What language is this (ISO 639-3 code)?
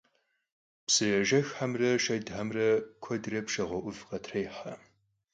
kbd